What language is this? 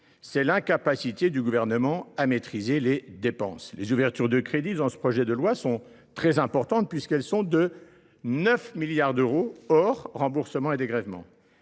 French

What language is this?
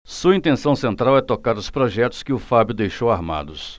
Portuguese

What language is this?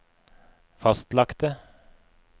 Norwegian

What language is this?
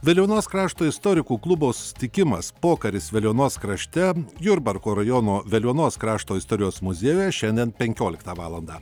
Lithuanian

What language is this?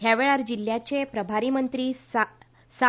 Konkani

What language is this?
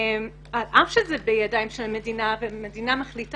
Hebrew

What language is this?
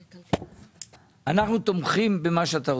Hebrew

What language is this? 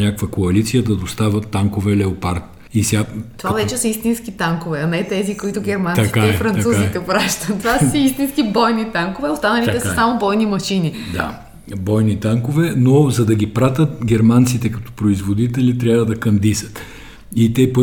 Bulgarian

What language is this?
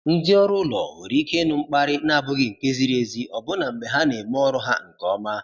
Igbo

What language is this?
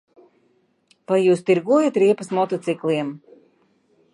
Latvian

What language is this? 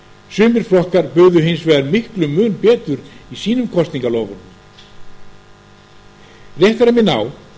Icelandic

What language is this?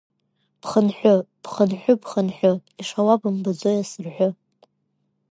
Abkhazian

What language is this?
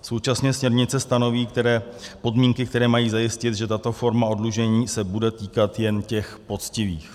Czech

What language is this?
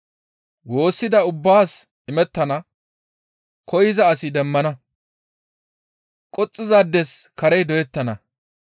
Gamo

